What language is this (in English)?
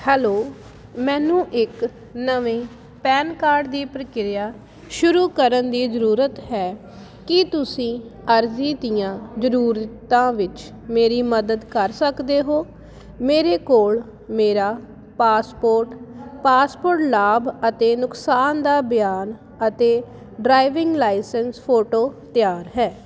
Punjabi